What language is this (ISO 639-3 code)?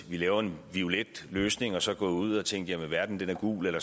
dan